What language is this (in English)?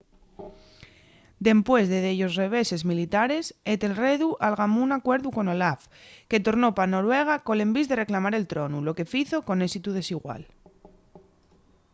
Asturian